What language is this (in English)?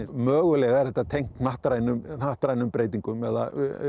Icelandic